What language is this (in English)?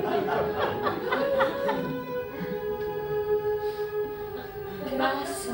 Czech